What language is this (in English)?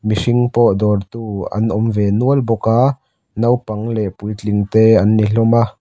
Mizo